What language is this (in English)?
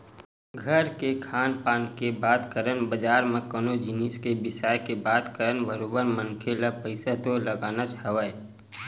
Chhattisgarhi